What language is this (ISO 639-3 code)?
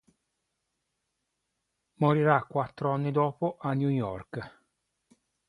ita